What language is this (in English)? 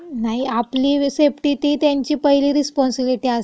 Marathi